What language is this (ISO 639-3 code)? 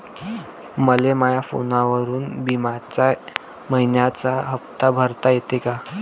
mar